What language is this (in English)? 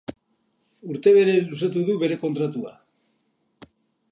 Basque